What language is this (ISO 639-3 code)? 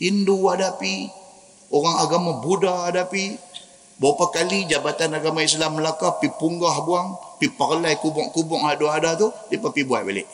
msa